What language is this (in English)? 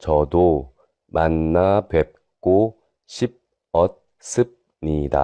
Korean